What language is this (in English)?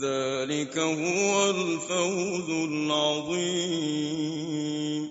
Arabic